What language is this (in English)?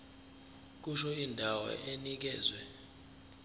Zulu